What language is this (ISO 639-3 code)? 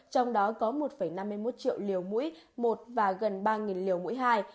vie